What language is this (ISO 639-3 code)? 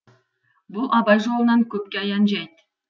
kaz